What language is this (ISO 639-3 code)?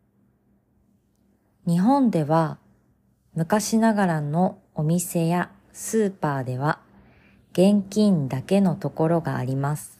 jpn